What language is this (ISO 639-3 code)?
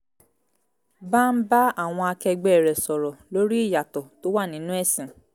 yor